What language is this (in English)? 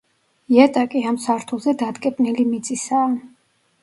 Georgian